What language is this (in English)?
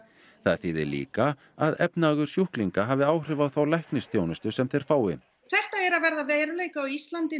Icelandic